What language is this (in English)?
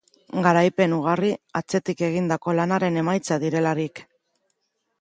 Basque